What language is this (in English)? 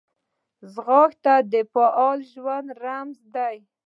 Pashto